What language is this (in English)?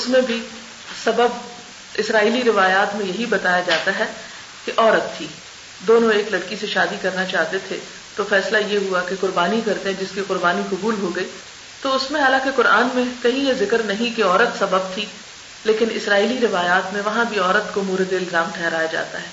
Urdu